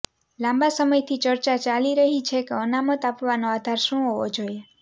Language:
Gujarati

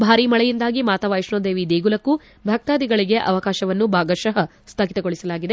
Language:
Kannada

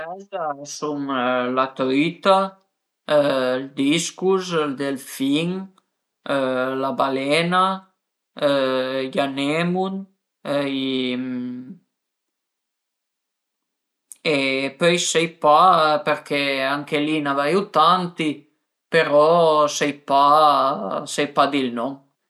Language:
Piedmontese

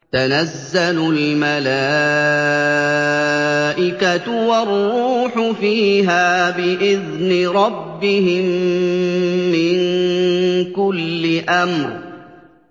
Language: Arabic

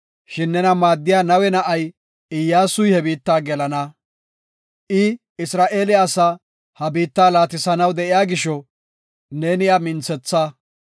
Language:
Gofa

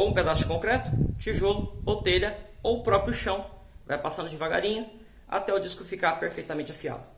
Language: Portuguese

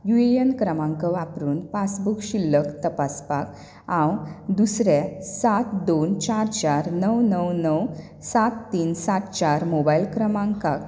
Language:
Konkani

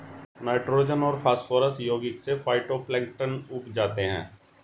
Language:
Hindi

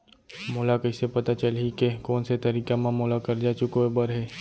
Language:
Chhattisgarhi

